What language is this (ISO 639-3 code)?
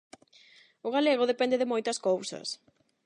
glg